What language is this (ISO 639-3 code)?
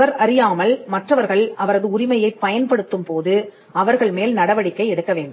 tam